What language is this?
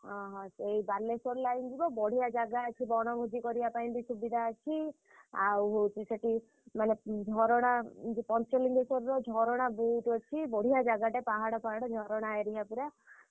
Odia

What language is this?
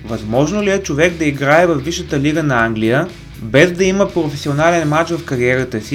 Bulgarian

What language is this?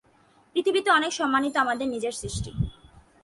Bangla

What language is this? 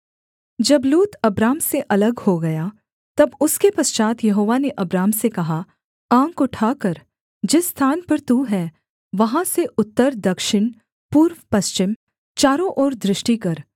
Hindi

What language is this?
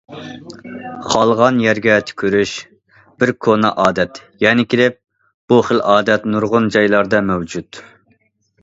Uyghur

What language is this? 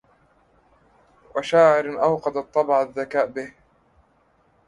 Arabic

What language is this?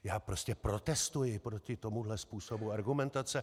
Czech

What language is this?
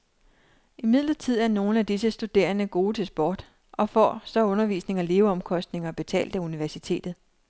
Danish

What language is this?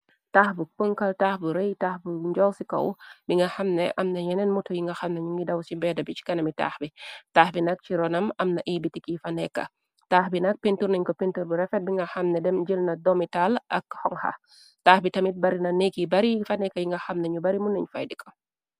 Wolof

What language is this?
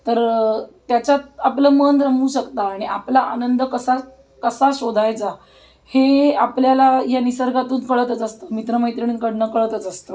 Marathi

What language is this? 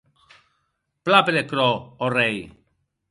Occitan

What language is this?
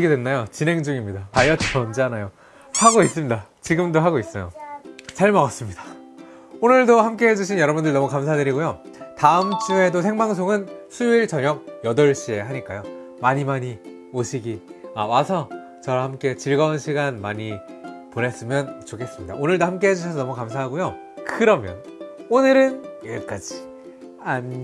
Korean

